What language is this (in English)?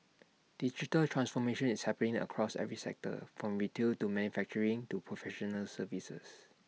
English